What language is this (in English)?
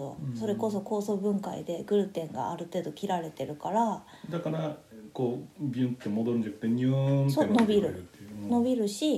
Japanese